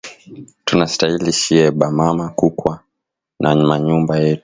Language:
Swahili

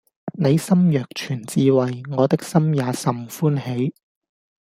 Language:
Cantonese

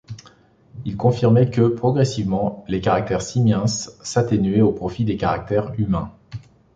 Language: French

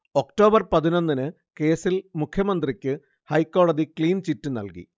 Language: Malayalam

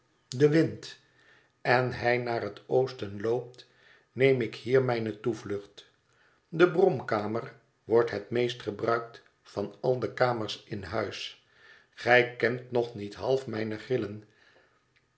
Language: Dutch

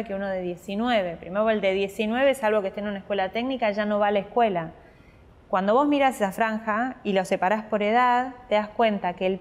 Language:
Spanish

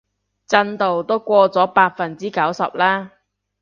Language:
Cantonese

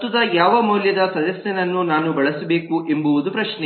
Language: Kannada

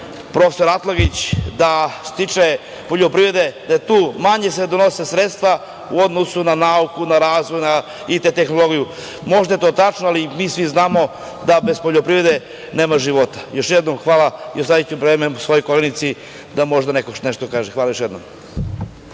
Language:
Serbian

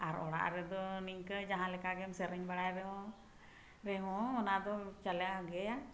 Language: Santali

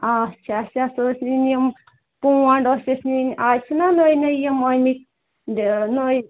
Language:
Kashmiri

